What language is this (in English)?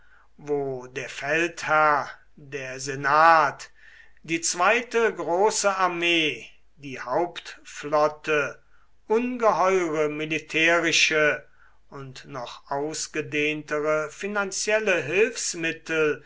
German